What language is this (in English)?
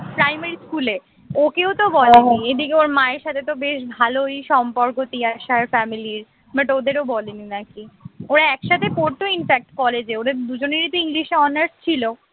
Bangla